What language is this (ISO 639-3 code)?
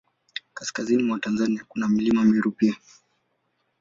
swa